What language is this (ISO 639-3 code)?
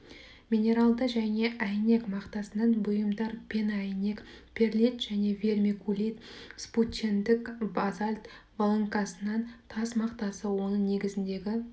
kaz